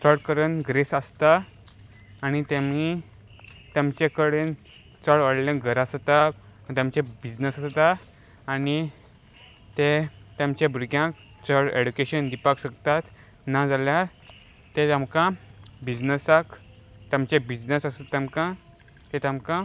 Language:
Konkani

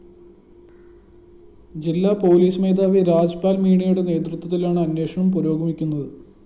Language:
Malayalam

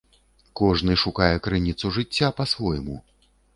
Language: Belarusian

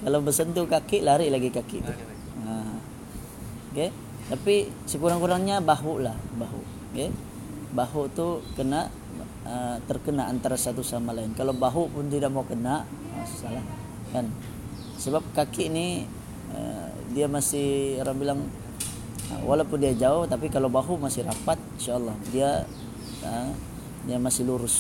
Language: Malay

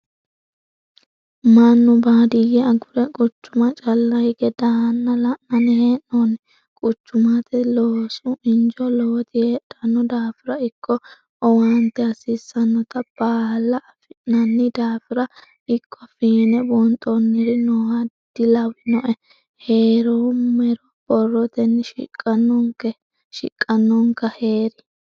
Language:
Sidamo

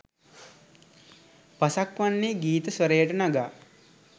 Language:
Sinhala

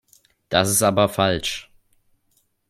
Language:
German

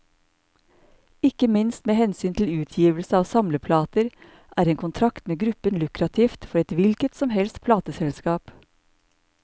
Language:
Norwegian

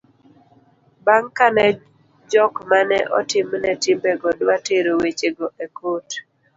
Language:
Luo (Kenya and Tanzania)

